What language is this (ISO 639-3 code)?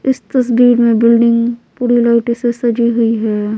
hin